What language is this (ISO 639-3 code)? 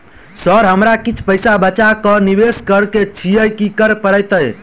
mai